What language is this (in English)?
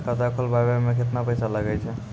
Maithili